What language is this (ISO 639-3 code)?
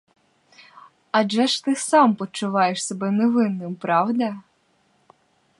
ukr